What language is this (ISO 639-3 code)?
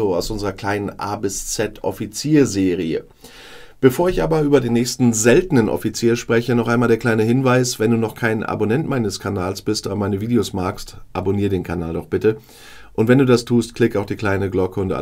deu